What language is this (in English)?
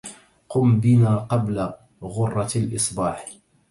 Arabic